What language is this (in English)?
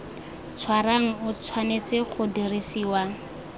Tswana